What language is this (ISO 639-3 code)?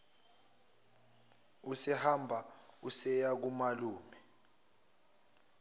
zul